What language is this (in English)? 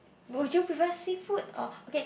English